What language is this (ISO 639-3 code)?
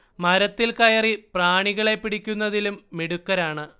mal